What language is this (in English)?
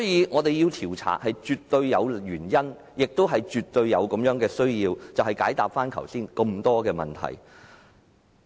Cantonese